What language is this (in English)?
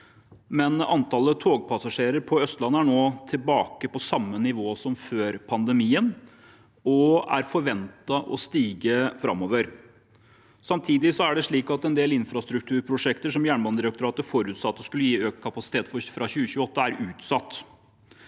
Norwegian